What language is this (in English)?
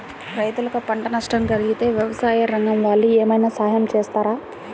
Telugu